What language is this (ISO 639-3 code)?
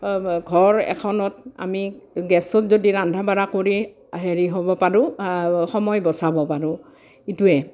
asm